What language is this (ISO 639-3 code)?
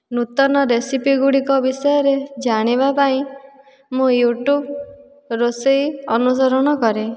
ori